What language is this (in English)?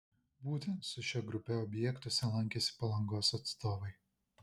Lithuanian